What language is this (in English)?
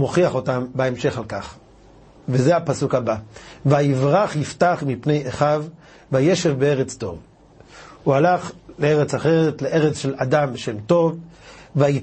Hebrew